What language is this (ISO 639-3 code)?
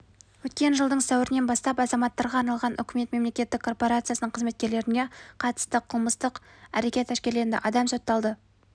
kaz